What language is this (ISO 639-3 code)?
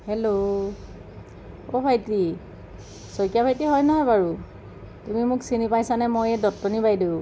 asm